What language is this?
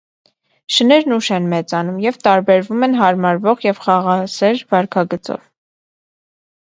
Armenian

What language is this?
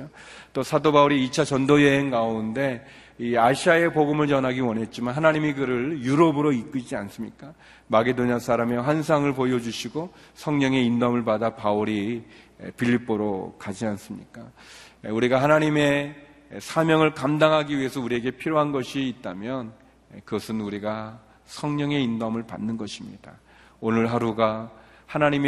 Korean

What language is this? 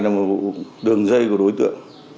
Vietnamese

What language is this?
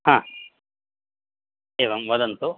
Sanskrit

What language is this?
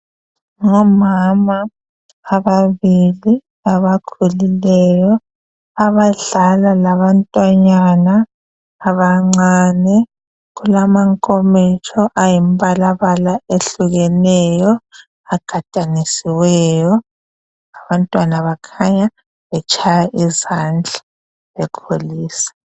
North Ndebele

